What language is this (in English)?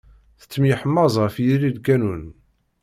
Kabyle